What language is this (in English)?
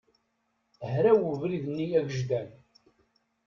Kabyle